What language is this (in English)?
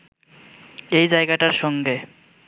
Bangla